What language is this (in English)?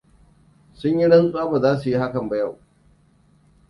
Hausa